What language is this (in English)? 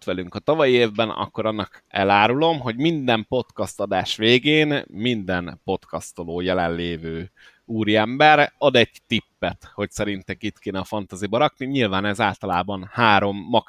Hungarian